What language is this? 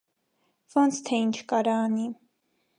Armenian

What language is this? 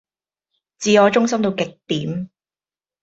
Cantonese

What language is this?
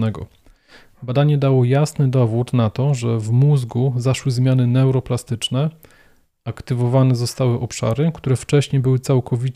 Polish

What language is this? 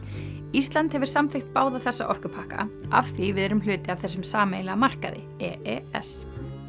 Icelandic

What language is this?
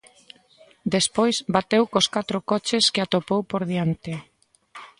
Galician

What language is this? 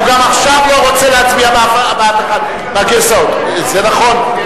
Hebrew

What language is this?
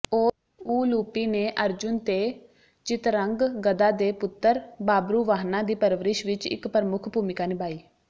Punjabi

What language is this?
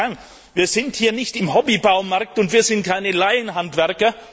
German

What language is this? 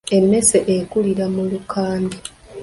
Ganda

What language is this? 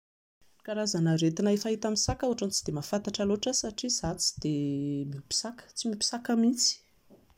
Malagasy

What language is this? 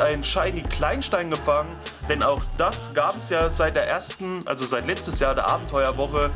German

